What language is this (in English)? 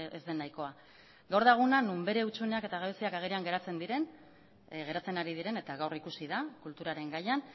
Basque